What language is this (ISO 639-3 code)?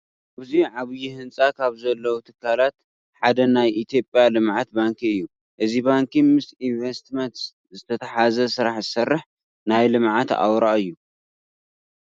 tir